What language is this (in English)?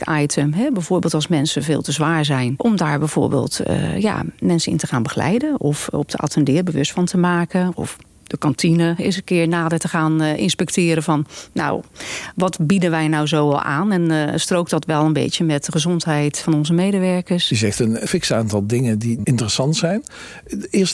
Dutch